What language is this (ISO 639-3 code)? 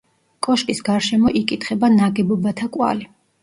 kat